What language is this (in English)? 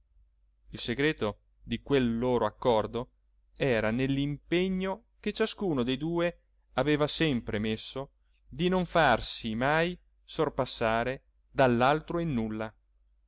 Italian